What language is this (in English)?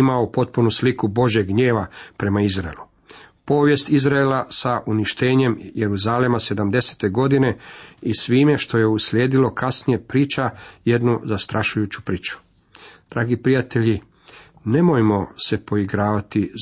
Croatian